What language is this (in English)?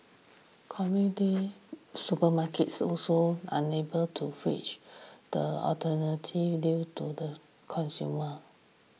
English